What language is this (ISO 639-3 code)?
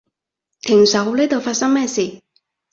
yue